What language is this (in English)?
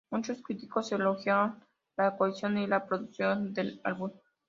Spanish